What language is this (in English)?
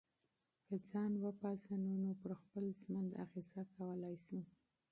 Pashto